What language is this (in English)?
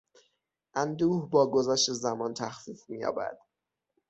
Persian